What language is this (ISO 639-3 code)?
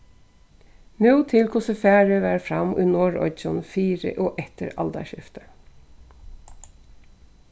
fao